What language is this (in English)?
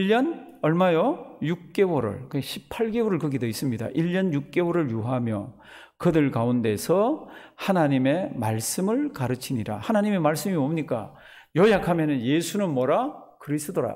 Korean